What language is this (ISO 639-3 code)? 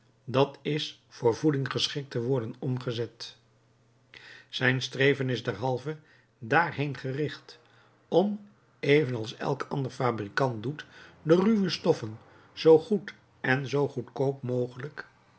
nld